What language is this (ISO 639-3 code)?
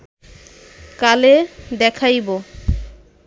ben